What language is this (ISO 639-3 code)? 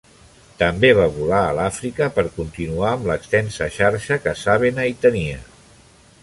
cat